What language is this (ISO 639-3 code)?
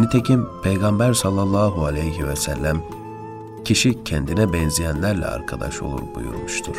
tur